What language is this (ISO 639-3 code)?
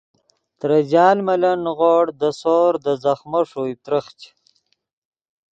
ydg